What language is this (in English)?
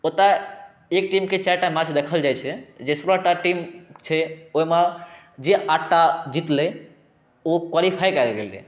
Maithili